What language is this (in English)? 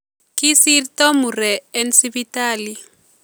Kalenjin